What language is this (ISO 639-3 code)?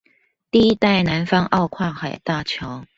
zho